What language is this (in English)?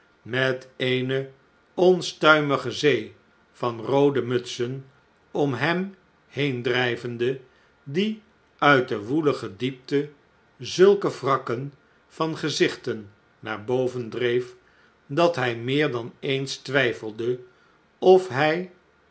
Dutch